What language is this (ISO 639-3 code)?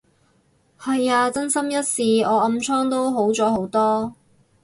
yue